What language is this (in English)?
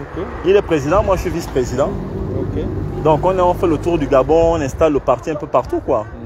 French